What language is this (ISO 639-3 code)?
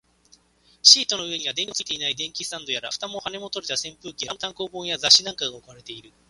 jpn